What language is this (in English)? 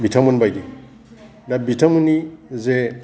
Bodo